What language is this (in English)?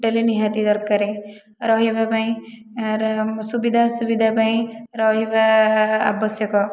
Odia